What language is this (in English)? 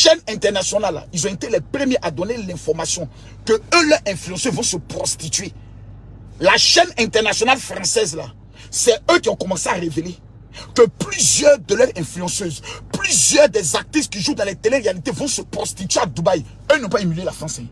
French